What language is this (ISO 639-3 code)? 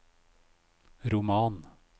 nor